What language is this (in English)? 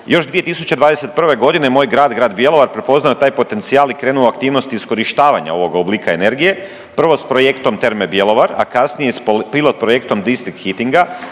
Croatian